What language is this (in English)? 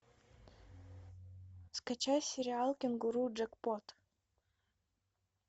Russian